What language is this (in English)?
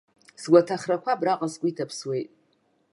Abkhazian